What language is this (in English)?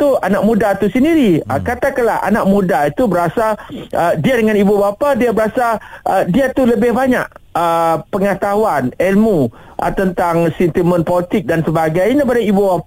Malay